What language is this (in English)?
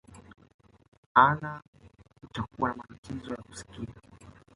Swahili